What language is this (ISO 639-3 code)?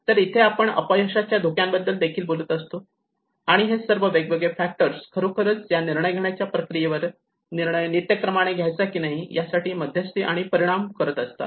mar